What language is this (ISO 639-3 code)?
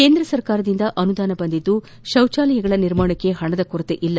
kan